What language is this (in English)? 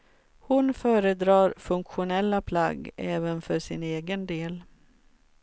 Swedish